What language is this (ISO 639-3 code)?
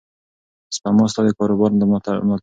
pus